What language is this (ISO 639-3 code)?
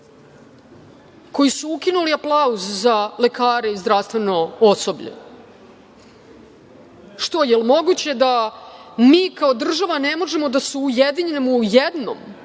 srp